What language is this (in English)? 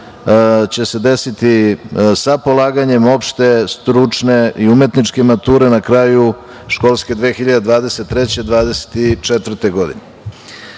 Serbian